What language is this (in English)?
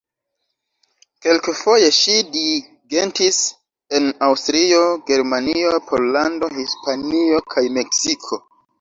Esperanto